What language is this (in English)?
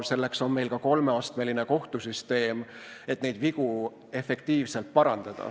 Estonian